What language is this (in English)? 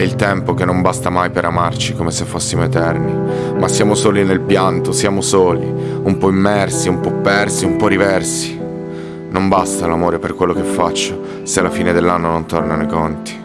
Italian